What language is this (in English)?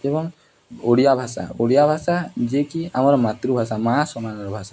Odia